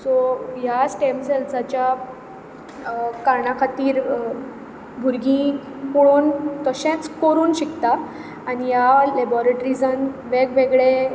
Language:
Konkani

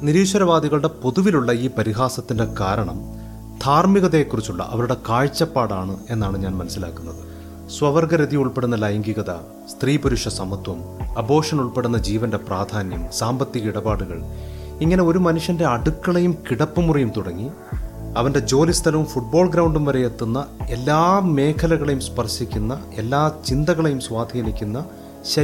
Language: Malayalam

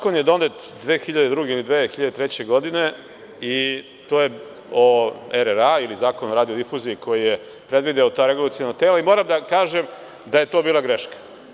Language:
Serbian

